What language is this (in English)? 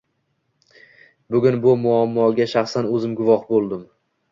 Uzbek